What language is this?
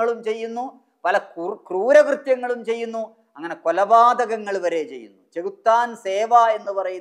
Arabic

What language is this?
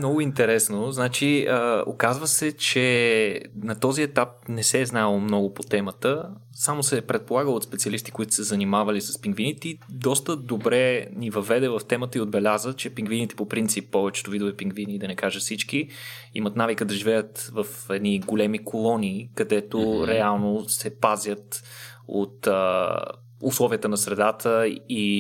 Bulgarian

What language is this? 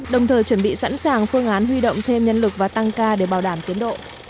Vietnamese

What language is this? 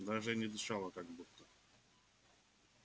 Russian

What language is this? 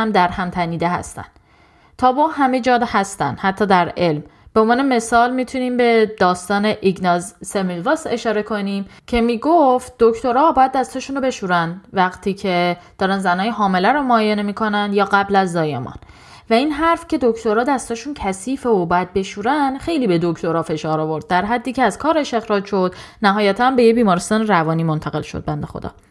Persian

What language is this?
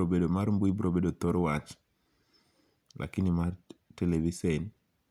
Luo (Kenya and Tanzania)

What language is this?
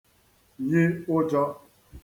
Igbo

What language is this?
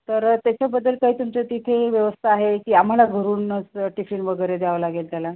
Marathi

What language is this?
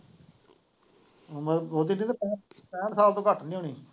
Punjabi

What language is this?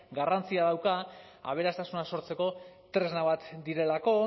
Basque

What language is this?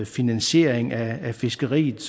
Danish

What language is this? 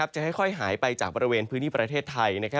Thai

